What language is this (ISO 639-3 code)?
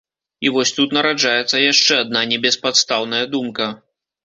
bel